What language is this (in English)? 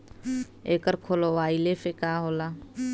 Bhojpuri